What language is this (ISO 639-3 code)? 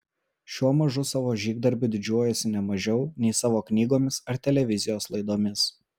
lit